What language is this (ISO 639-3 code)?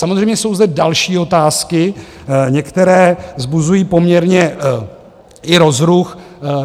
ces